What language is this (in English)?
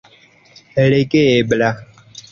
Esperanto